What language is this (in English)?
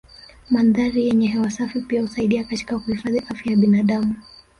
Swahili